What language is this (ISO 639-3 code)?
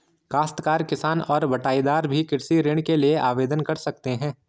hin